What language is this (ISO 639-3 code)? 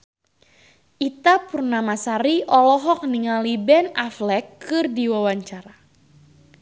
sun